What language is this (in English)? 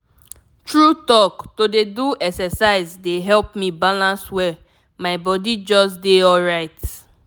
Nigerian Pidgin